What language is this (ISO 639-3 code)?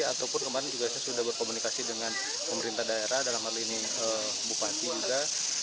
ind